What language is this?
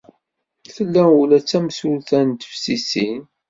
Kabyle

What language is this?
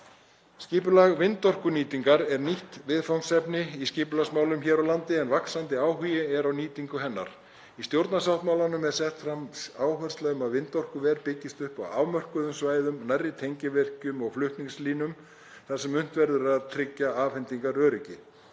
Icelandic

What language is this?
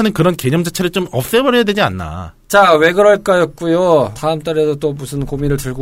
Korean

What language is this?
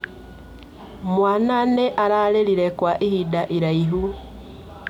Kikuyu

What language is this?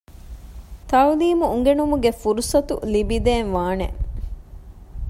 Divehi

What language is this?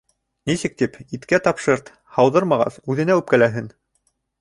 Bashkir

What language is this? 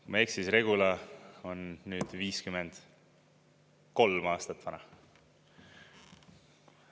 Estonian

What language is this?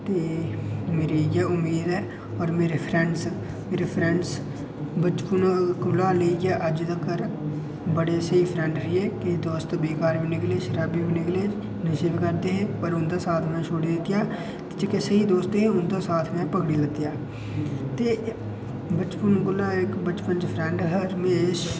Dogri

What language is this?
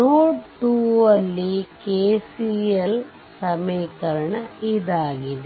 Kannada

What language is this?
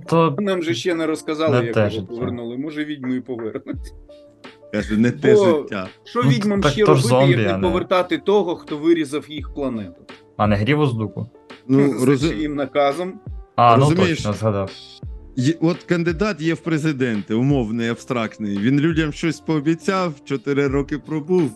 Ukrainian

